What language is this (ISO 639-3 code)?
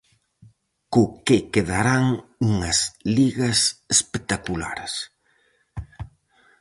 glg